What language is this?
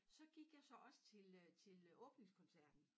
Danish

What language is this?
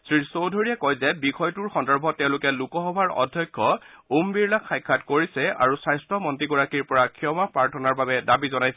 Assamese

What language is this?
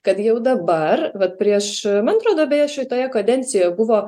Lithuanian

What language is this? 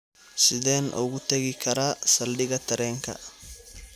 Somali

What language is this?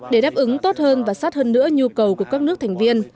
Vietnamese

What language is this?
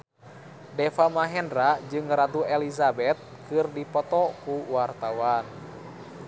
Sundanese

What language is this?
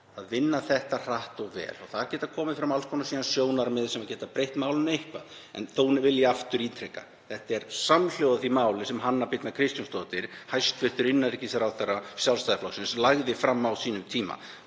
Icelandic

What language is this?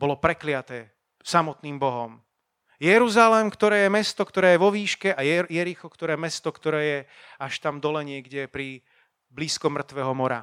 Slovak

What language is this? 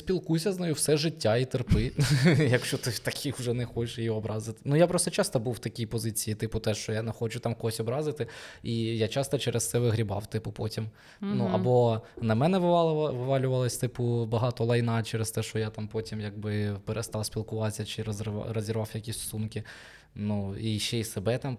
Ukrainian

